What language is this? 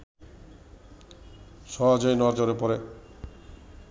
Bangla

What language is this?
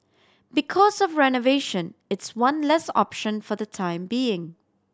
English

